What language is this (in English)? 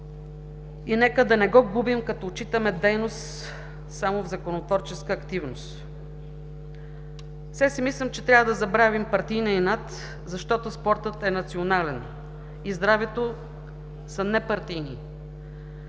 Bulgarian